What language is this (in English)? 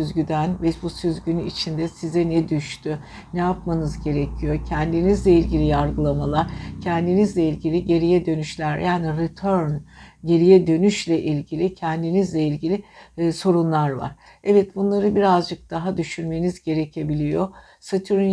Turkish